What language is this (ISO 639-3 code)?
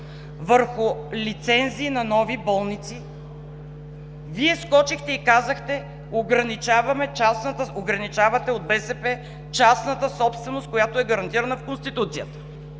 bul